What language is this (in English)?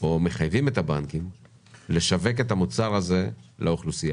Hebrew